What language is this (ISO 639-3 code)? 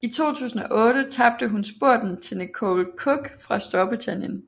dan